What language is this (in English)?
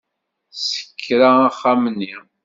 Kabyle